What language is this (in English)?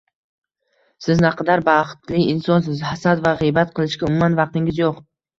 Uzbek